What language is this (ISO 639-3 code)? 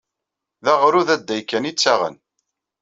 kab